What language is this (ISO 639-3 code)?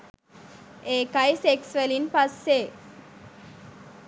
sin